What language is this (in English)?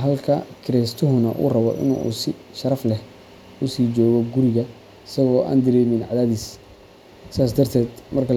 Somali